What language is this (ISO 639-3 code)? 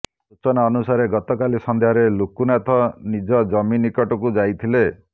ori